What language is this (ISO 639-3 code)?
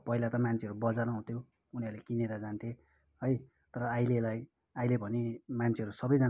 nep